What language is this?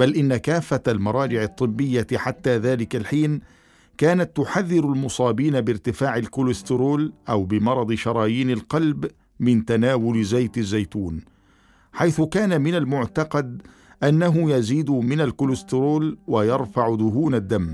Arabic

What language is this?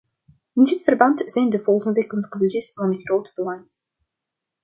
Dutch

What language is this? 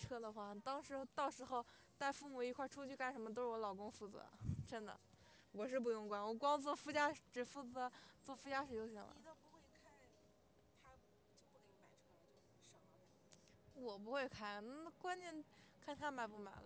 Chinese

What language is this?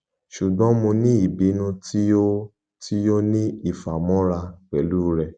Yoruba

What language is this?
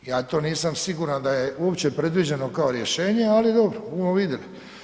Croatian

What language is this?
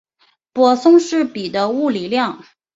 Chinese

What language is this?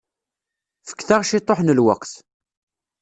Kabyle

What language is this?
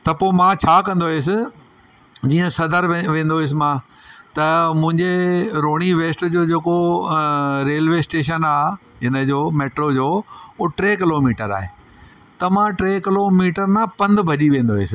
Sindhi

